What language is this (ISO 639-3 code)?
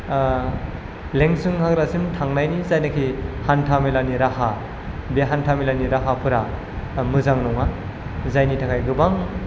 brx